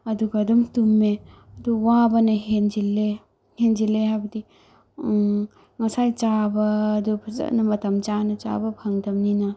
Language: Manipuri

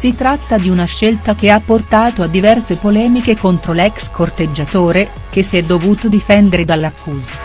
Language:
Italian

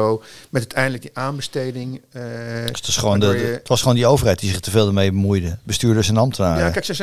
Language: Dutch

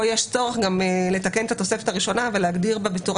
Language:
Hebrew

